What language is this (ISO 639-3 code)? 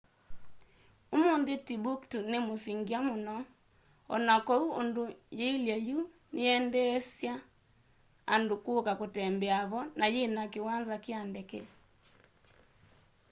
kam